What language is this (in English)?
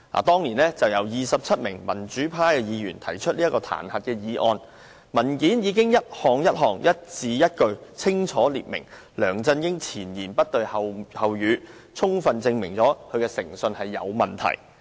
Cantonese